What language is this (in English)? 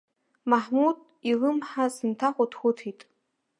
Abkhazian